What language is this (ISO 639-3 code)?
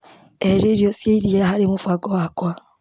kik